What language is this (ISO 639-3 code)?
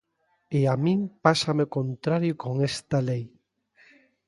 glg